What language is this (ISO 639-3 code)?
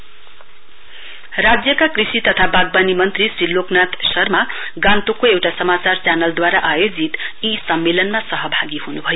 nep